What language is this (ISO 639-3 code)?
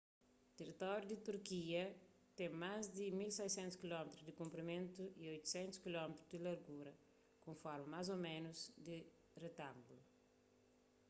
kea